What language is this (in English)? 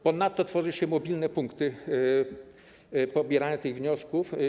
Polish